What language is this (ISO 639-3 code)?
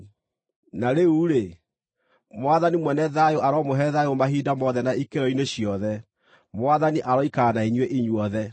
kik